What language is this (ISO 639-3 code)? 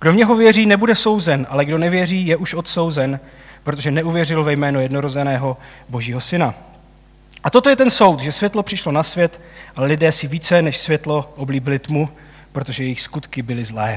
ces